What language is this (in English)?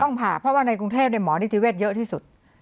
Thai